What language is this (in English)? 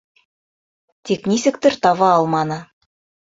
Bashkir